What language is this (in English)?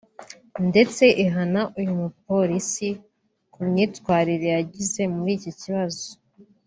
Kinyarwanda